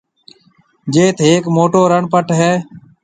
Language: Marwari (Pakistan)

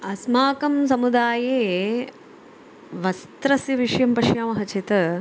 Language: Sanskrit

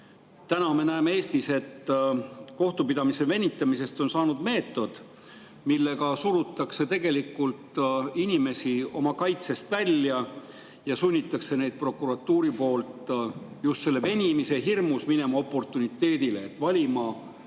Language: Estonian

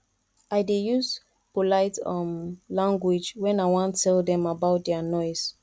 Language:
Nigerian Pidgin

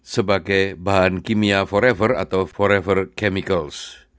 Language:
Indonesian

